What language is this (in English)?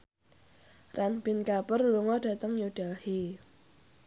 Javanese